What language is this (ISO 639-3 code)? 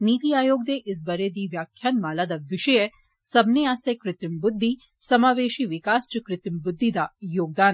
doi